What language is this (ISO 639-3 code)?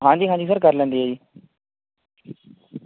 pan